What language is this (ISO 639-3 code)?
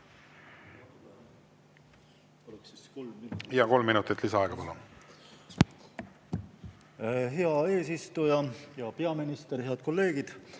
est